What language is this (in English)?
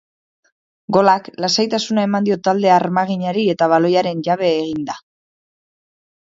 Basque